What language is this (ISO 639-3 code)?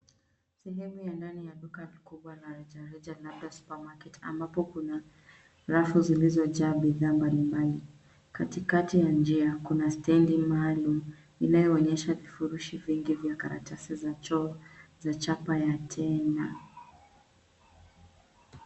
swa